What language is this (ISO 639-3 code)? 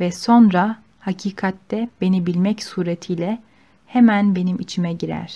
tur